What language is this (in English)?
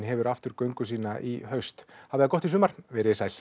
Icelandic